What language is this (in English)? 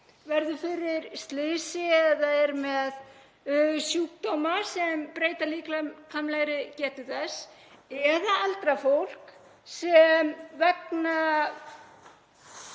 Icelandic